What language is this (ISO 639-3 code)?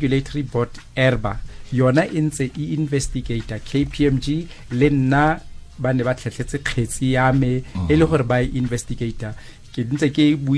fil